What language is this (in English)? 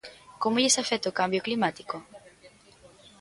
Galician